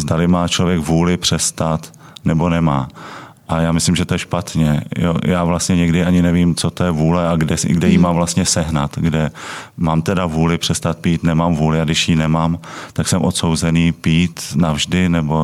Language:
Czech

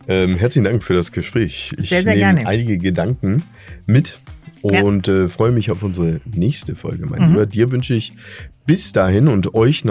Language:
German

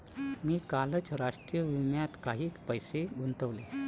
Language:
Marathi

